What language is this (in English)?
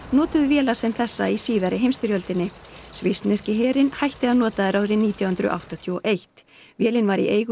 Icelandic